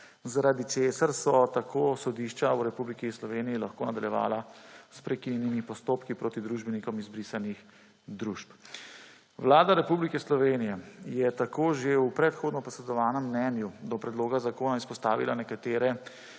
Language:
Slovenian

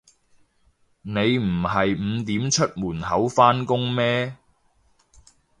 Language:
Cantonese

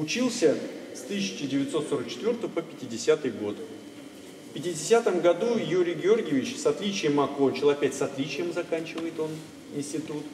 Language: Russian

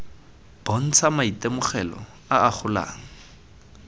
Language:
Tswana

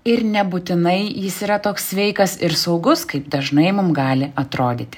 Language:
Lithuanian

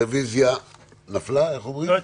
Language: Hebrew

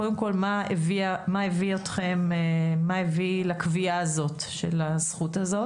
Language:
Hebrew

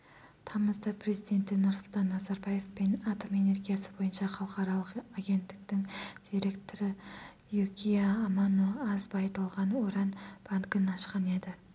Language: Kazakh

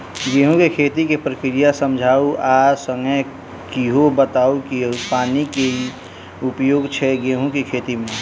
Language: Maithili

